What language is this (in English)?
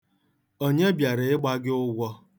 Igbo